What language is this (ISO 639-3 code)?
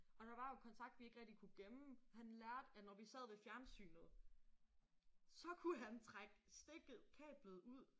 dan